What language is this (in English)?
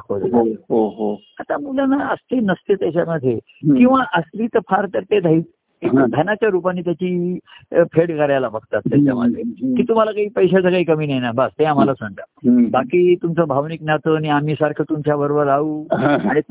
Marathi